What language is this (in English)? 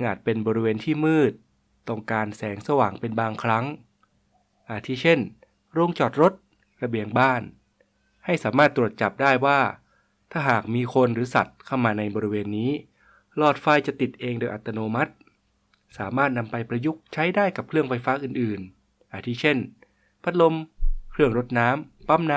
Thai